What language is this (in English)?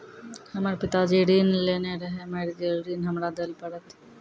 Maithili